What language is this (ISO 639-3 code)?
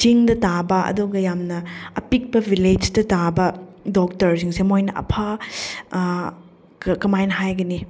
mni